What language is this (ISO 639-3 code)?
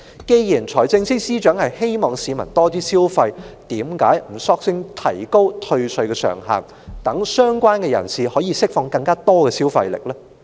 yue